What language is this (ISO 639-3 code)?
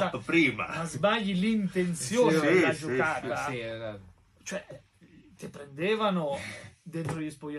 ita